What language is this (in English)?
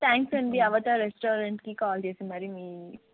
Telugu